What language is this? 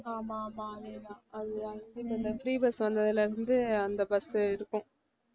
Tamil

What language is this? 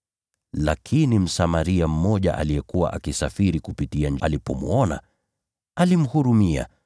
Swahili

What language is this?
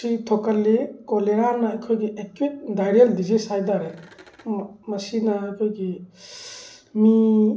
Manipuri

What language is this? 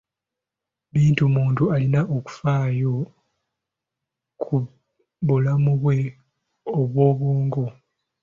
Ganda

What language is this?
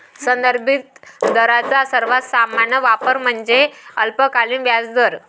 Marathi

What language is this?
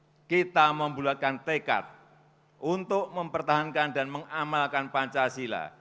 Indonesian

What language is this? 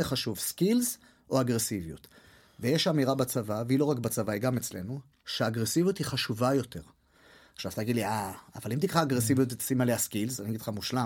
Hebrew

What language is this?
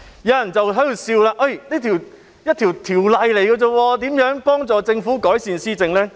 Cantonese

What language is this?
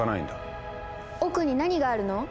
Japanese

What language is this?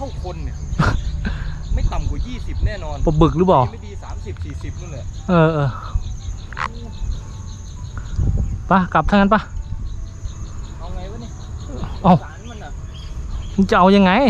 Thai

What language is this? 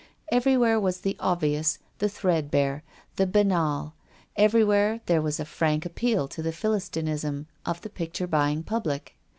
English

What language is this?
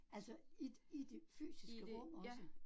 Danish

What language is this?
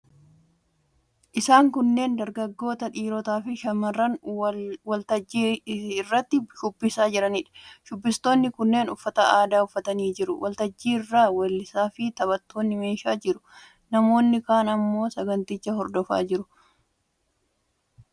Oromo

